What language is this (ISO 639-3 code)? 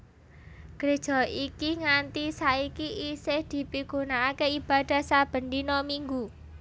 jav